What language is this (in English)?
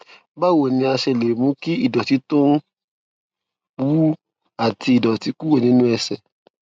Yoruba